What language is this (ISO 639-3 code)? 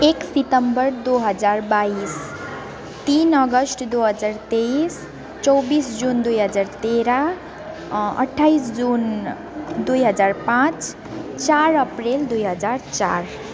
nep